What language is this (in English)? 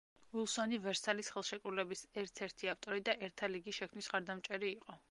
Georgian